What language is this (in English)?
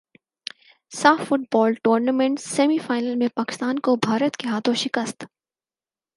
Urdu